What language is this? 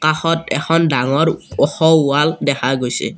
Assamese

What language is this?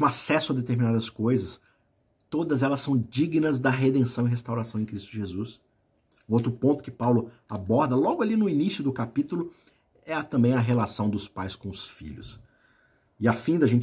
Portuguese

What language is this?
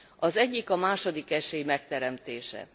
Hungarian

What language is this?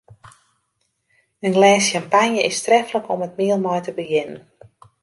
Western Frisian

